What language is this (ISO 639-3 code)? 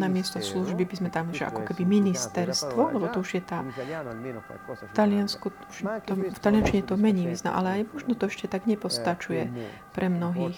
slk